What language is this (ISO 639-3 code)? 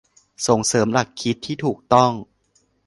tha